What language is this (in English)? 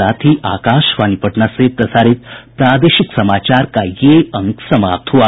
Hindi